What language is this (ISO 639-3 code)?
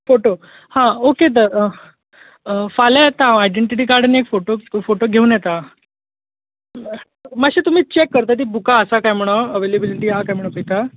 kok